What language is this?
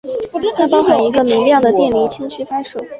Chinese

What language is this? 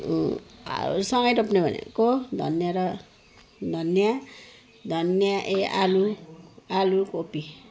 Nepali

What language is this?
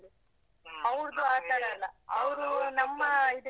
Kannada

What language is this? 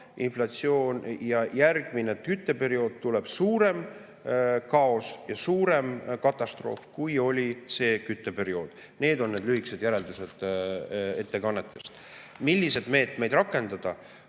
Estonian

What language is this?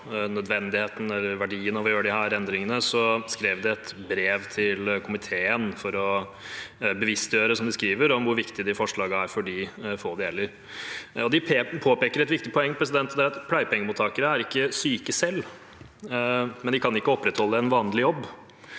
Norwegian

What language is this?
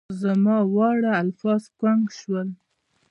Pashto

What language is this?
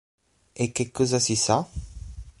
Italian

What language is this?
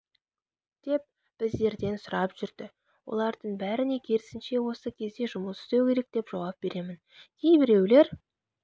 Kazakh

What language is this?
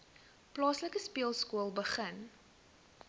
Afrikaans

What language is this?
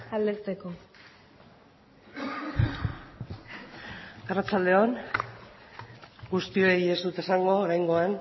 Basque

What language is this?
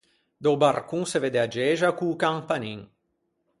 Ligurian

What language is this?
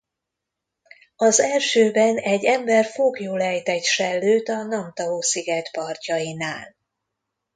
Hungarian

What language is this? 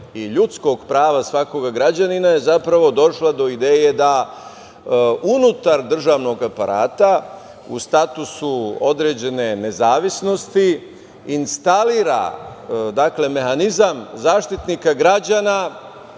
Serbian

